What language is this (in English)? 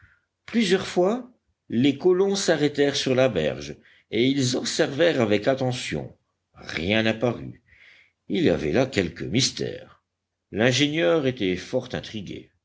French